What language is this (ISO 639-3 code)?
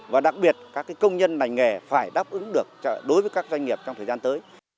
vie